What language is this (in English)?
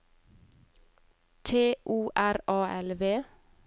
Norwegian